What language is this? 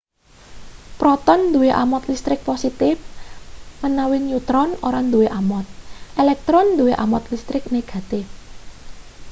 Javanese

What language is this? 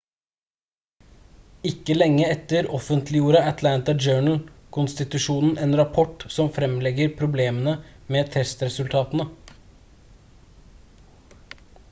Norwegian Bokmål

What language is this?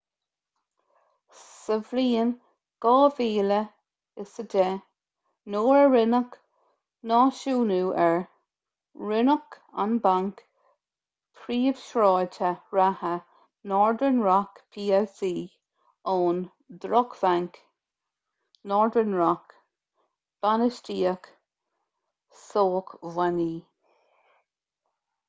Irish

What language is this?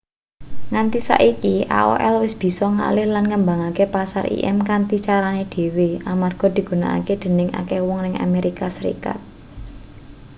Javanese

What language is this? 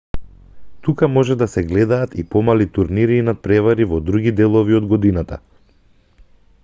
Macedonian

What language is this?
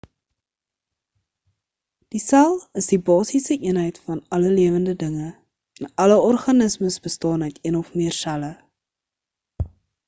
Afrikaans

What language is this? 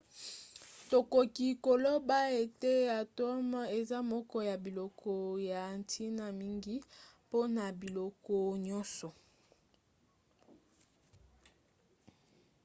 Lingala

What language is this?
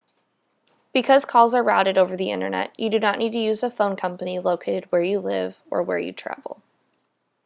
English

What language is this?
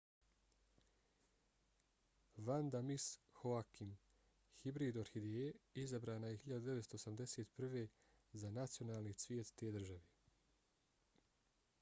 Bosnian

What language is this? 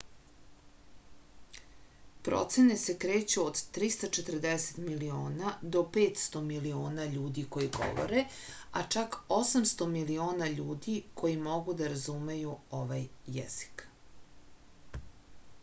Serbian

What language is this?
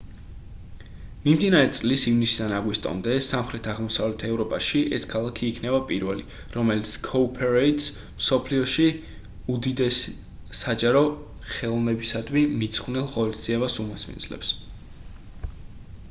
Georgian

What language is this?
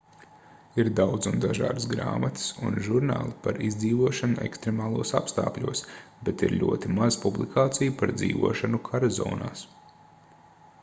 Latvian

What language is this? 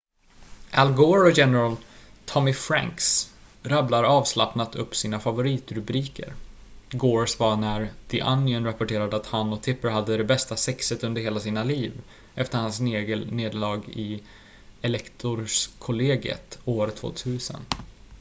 Swedish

